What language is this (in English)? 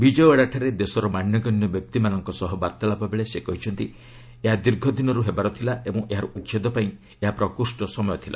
Odia